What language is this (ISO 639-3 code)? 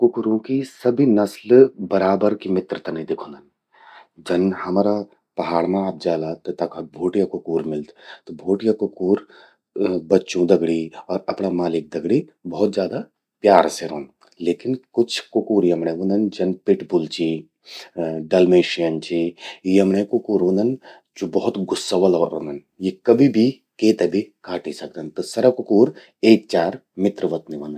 gbm